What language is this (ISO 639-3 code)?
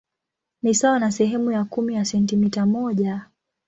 swa